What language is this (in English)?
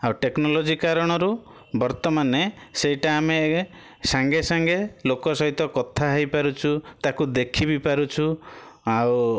Odia